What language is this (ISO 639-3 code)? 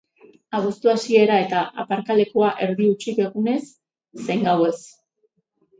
eus